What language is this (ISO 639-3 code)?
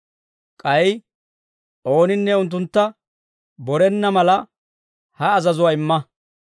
dwr